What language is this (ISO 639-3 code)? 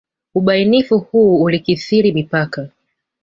swa